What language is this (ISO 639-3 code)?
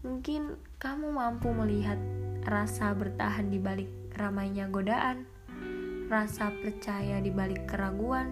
ind